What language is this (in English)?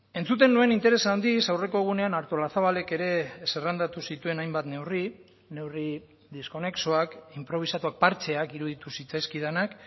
Basque